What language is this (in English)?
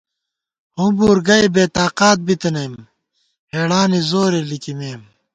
Gawar-Bati